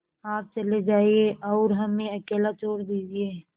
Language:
Hindi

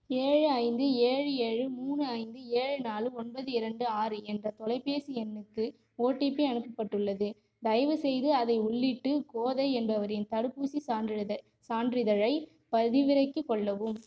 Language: Tamil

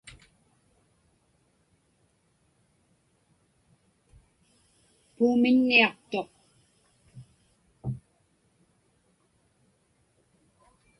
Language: Inupiaq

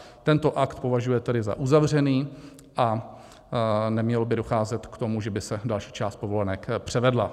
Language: Czech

